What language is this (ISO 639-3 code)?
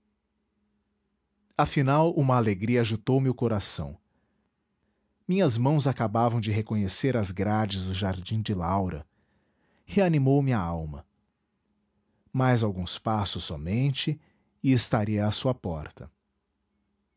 por